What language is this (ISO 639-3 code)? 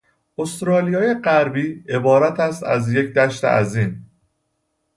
fas